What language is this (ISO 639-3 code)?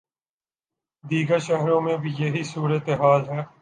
urd